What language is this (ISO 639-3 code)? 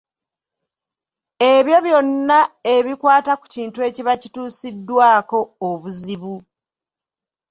lug